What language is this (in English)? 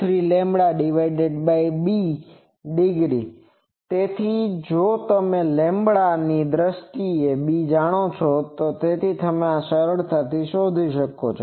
Gujarati